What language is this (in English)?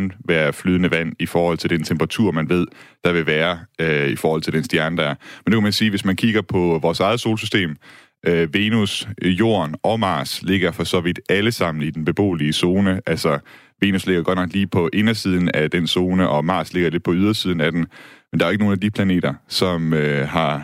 Danish